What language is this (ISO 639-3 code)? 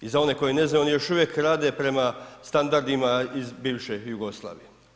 hrv